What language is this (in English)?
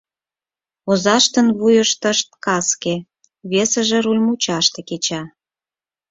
Mari